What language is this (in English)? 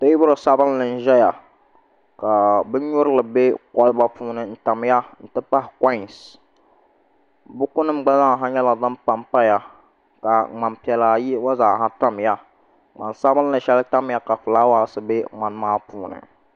Dagbani